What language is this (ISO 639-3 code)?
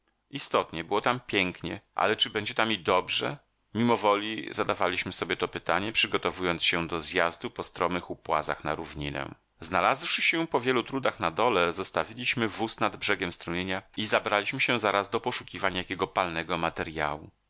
pol